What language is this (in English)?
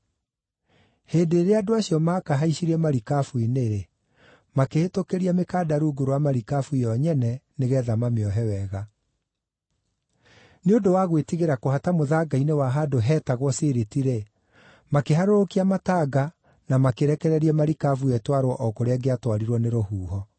Kikuyu